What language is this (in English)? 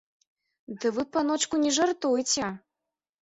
Belarusian